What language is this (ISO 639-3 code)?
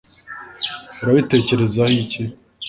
kin